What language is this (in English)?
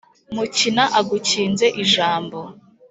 Kinyarwanda